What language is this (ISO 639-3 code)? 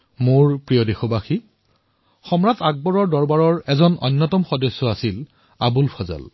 asm